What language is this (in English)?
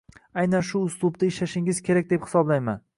Uzbek